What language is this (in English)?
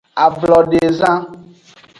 Aja (Benin)